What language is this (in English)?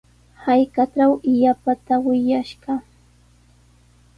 Sihuas Ancash Quechua